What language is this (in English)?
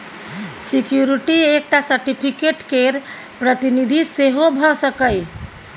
Maithili